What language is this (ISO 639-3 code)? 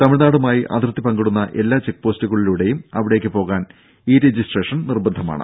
mal